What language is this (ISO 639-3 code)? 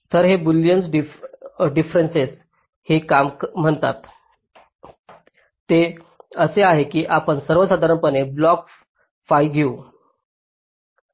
mar